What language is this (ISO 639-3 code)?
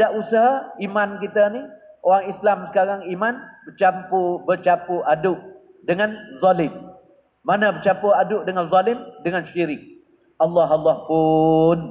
msa